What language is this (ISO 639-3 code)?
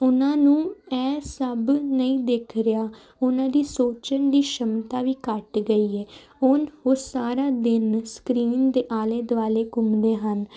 pan